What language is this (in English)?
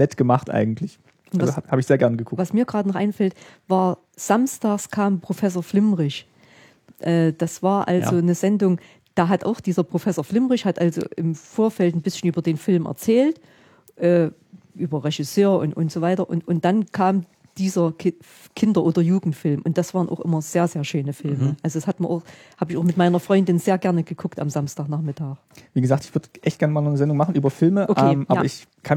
German